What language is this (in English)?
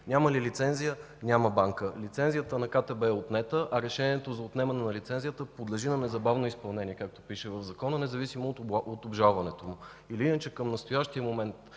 Bulgarian